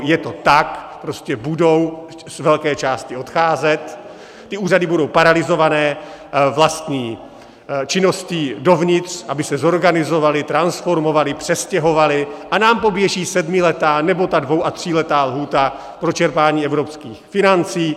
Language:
Czech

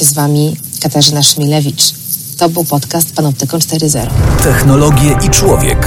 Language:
Polish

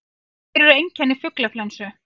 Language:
Icelandic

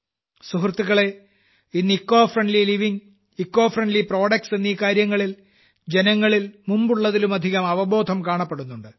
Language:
Malayalam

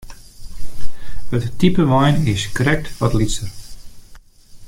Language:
Western Frisian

